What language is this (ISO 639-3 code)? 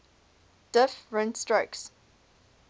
eng